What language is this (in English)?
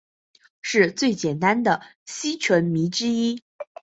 Chinese